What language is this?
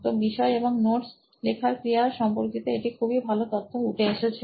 Bangla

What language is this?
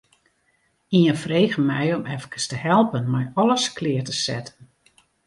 Western Frisian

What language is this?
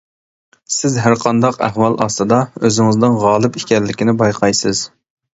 Uyghur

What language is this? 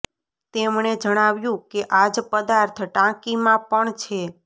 Gujarati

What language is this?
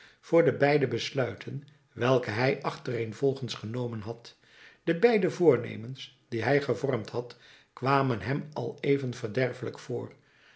Dutch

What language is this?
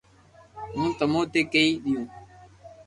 Loarki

